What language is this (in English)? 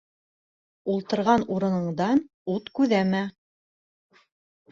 Bashkir